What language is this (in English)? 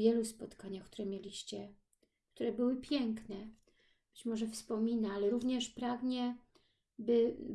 Polish